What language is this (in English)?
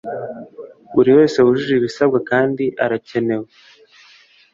Kinyarwanda